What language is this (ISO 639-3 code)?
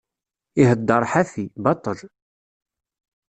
kab